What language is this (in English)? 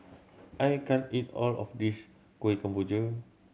English